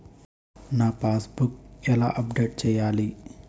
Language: Telugu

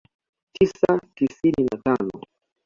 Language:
Swahili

